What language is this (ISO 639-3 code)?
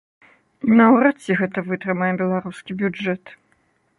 bel